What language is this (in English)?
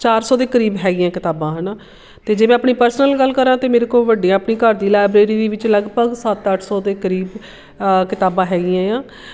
Punjabi